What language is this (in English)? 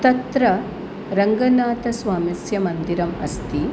Sanskrit